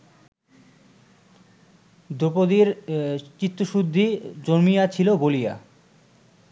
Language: Bangla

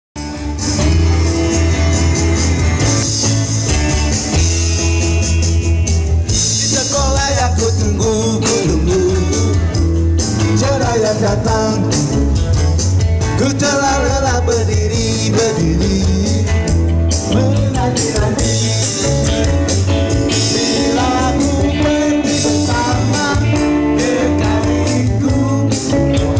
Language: Portuguese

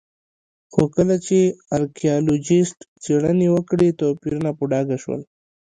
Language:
Pashto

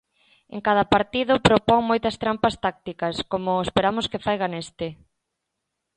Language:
Galician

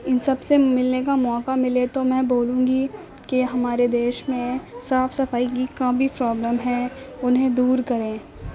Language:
Urdu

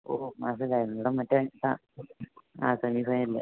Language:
Malayalam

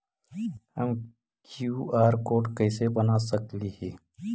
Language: Magahi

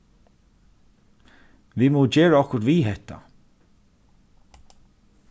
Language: Faroese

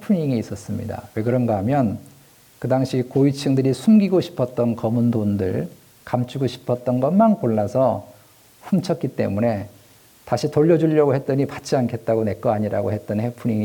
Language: Korean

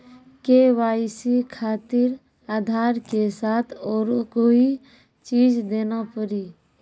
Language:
Maithili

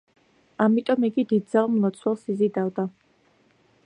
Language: Georgian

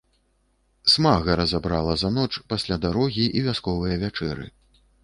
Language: Belarusian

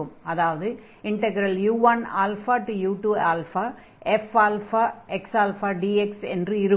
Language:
Tamil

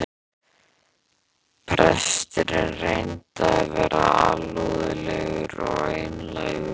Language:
Icelandic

